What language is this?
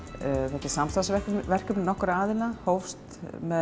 Icelandic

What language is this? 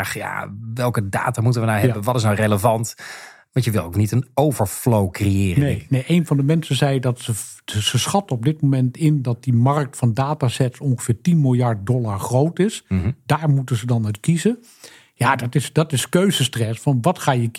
Dutch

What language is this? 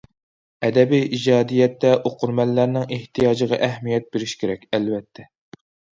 Uyghur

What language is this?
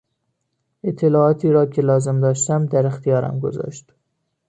Persian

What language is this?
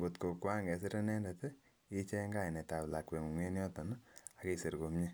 Kalenjin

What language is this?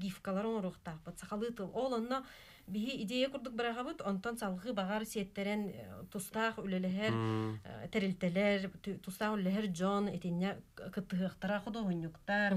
Turkish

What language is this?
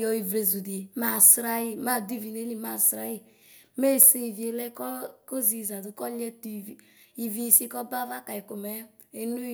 Ikposo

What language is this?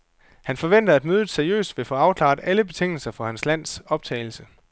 Danish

